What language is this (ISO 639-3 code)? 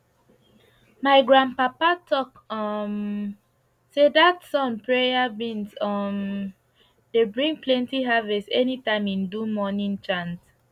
pcm